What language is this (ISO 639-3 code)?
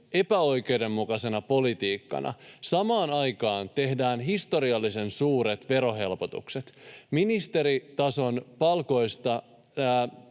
fin